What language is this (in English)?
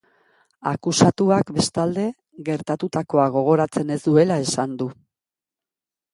Basque